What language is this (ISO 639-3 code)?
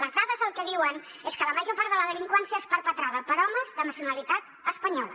cat